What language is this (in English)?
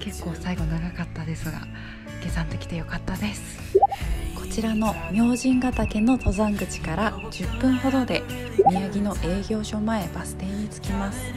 Japanese